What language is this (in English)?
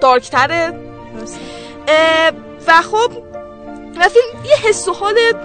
Persian